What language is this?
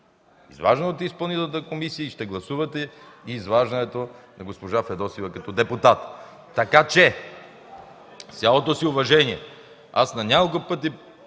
Bulgarian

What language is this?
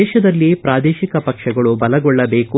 Kannada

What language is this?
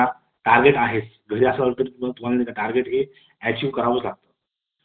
Marathi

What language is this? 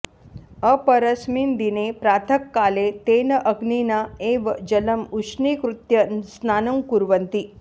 Sanskrit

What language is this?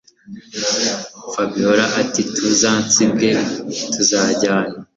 Kinyarwanda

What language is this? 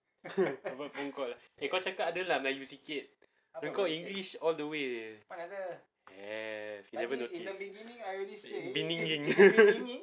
English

